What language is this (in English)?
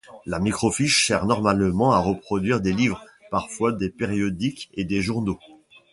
French